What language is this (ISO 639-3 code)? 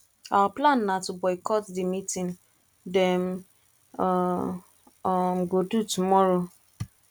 pcm